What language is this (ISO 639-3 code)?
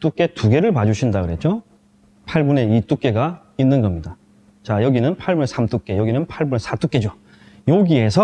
kor